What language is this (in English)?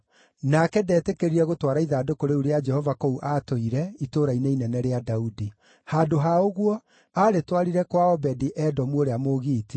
Kikuyu